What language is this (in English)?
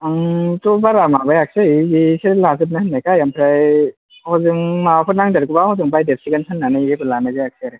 Bodo